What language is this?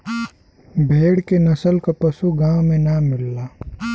Bhojpuri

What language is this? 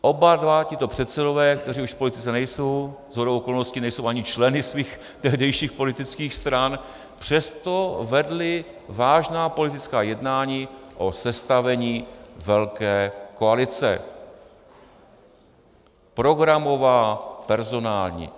Czech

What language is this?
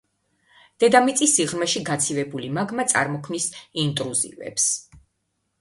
Georgian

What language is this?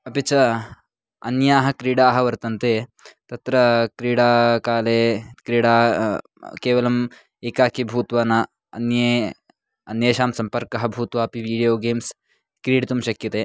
Sanskrit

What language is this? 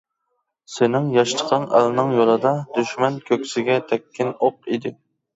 Uyghur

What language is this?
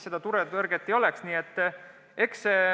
Estonian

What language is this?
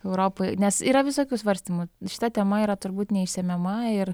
Lithuanian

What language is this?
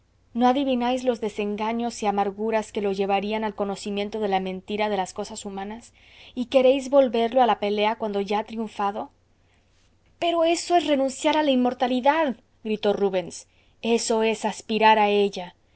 Spanish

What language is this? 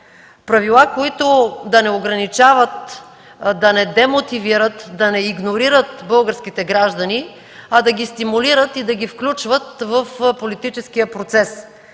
Bulgarian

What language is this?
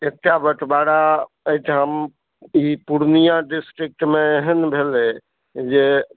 Maithili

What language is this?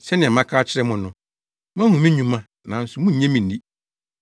Akan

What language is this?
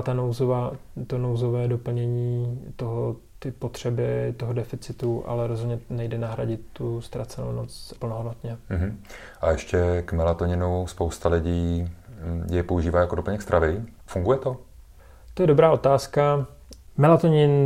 Czech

